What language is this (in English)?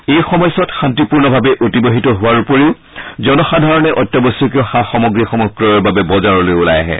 Assamese